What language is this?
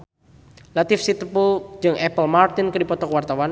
Sundanese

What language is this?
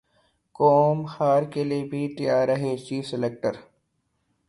Urdu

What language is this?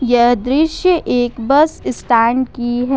Hindi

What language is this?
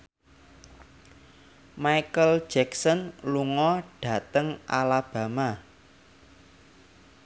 Javanese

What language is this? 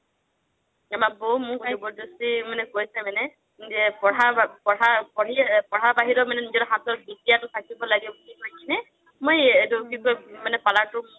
Assamese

